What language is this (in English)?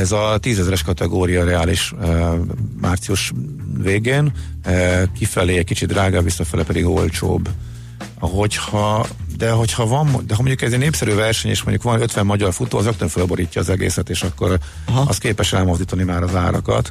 Hungarian